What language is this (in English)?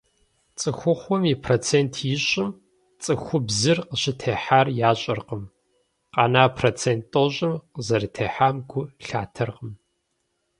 Kabardian